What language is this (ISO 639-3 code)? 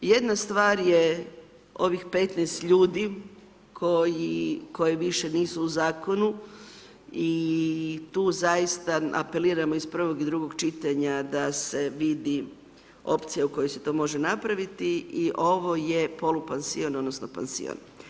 hrv